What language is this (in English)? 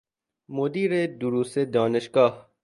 Persian